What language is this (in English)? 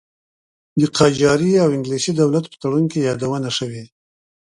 Pashto